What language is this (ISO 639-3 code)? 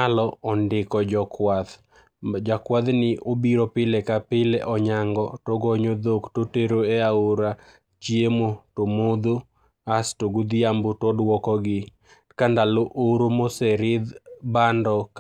luo